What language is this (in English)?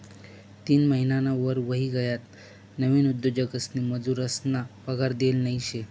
Marathi